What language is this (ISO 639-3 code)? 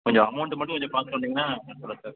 tam